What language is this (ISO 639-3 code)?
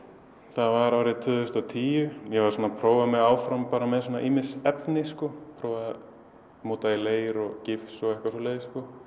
isl